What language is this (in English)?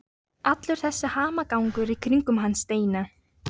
Icelandic